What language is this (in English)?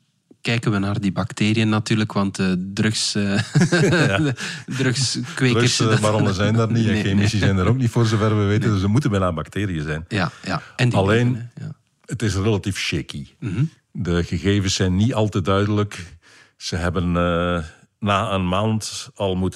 Dutch